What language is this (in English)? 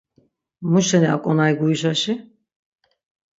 Laz